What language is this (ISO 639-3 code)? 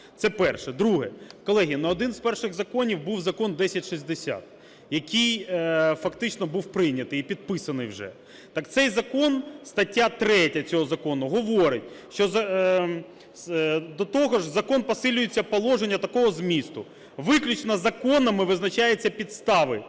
ukr